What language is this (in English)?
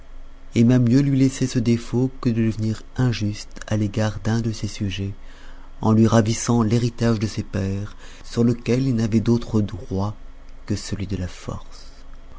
French